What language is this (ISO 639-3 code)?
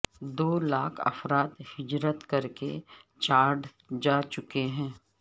urd